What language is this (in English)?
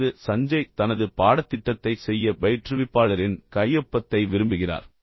Tamil